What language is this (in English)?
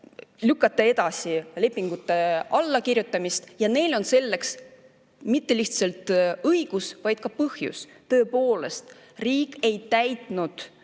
Estonian